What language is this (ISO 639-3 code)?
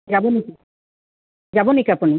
asm